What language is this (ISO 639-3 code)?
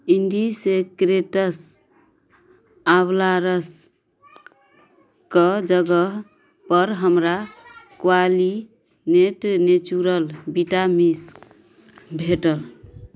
mai